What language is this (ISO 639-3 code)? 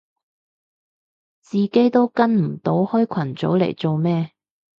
yue